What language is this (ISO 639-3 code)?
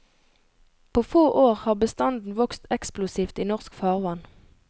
nor